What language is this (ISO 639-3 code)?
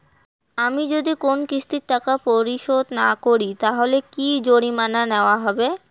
ben